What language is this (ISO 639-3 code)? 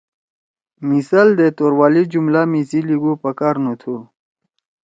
trw